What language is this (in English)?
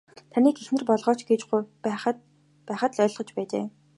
Mongolian